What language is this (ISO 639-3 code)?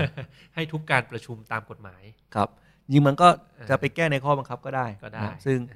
tha